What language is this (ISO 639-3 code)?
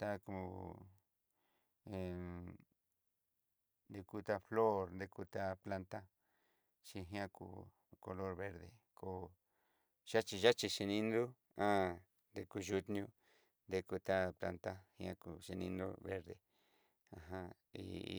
mxy